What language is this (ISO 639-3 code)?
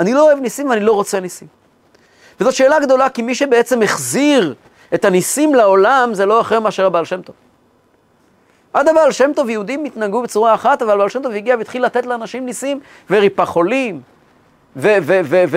heb